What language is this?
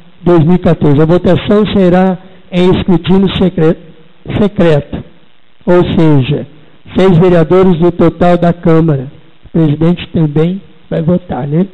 Portuguese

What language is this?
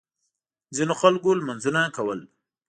Pashto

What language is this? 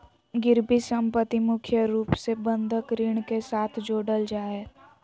Magahi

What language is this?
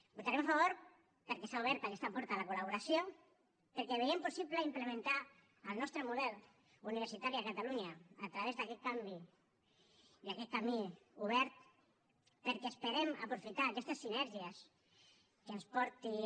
Catalan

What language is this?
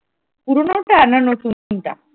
Bangla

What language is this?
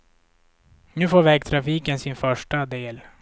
Swedish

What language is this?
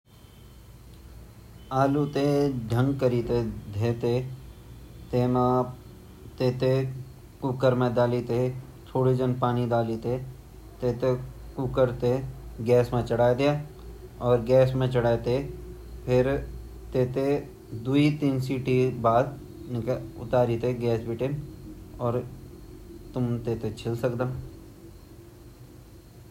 Garhwali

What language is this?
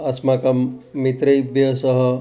Sanskrit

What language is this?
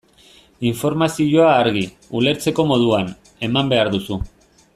Basque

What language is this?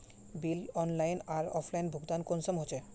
Magahi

